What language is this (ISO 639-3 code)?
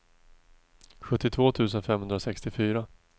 swe